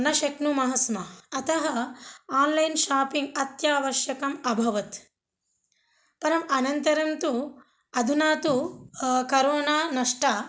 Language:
Sanskrit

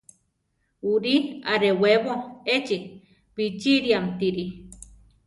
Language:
Central Tarahumara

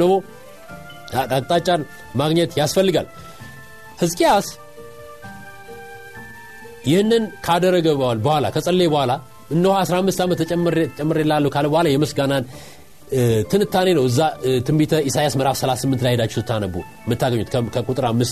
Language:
Amharic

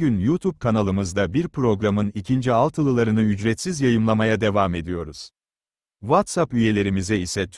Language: Turkish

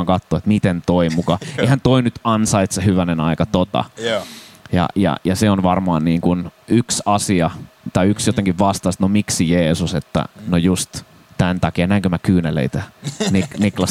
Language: Finnish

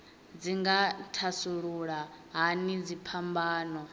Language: Venda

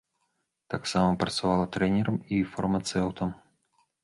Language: Belarusian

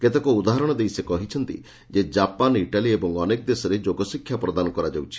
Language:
Odia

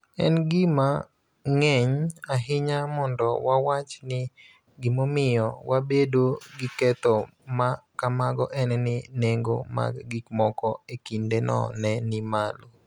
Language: Luo (Kenya and Tanzania)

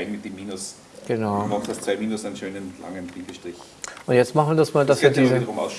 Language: German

